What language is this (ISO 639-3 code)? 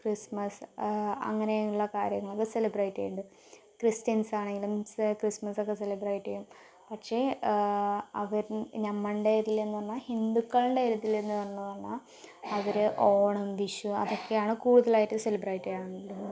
mal